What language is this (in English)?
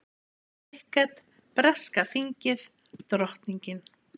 Icelandic